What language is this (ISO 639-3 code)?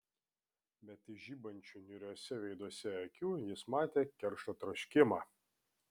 lit